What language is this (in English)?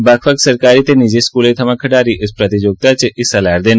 Dogri